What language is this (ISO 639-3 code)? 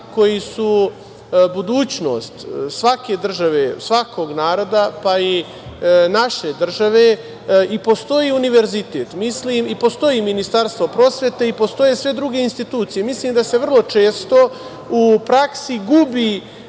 srp